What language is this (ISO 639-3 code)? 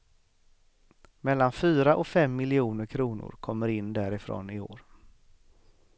swe